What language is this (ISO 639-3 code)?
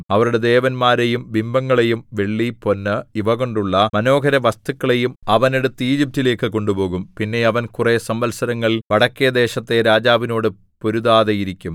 mal